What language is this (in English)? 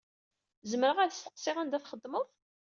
Kabyle